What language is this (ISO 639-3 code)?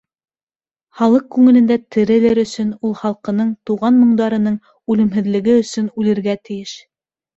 bak